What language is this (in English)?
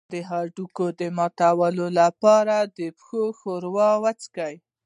Pashto